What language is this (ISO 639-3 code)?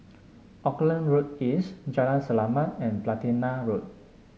eng